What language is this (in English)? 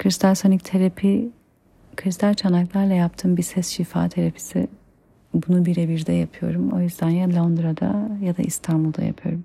Turkish